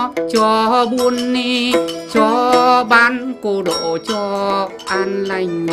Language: Vietnamese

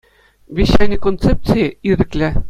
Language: Chuvash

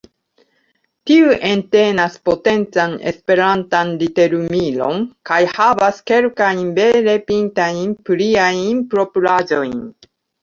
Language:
Esperanto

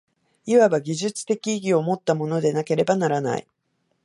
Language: Japanese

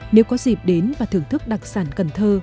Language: Vietnamese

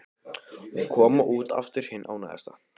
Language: Icelandic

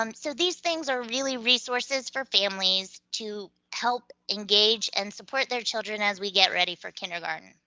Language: English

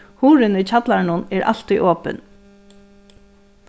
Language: Faroese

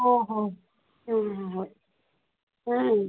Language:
Manipuri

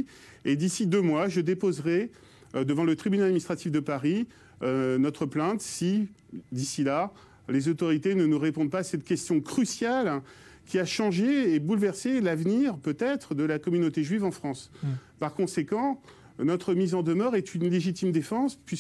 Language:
French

